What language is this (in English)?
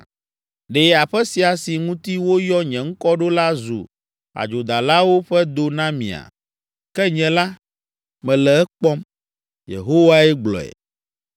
Ewe